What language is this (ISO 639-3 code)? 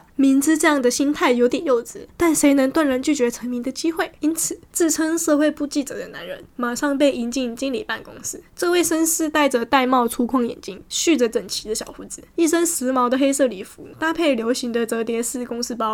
zho